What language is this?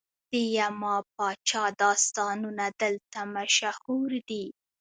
Pashto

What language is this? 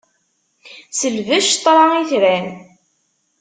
Kabyle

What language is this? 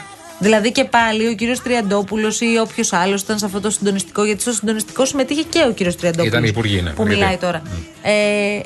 Greek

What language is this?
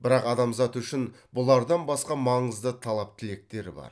Kazakh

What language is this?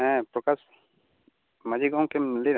Santali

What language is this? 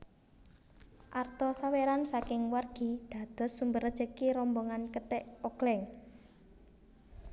Javanese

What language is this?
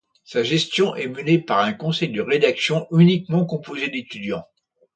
French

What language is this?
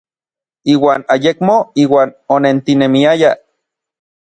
Orizaba Nahuatl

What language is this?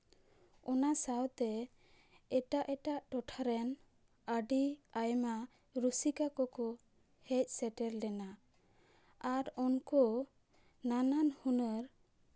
Santali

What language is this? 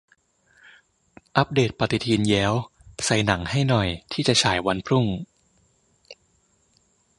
Thai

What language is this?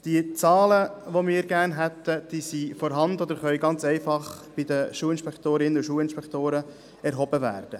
Swiss German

